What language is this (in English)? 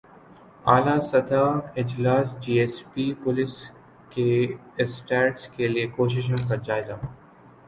Urdu